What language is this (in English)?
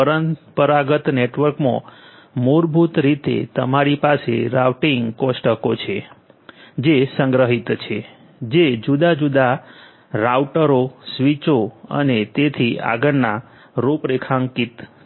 Gujarati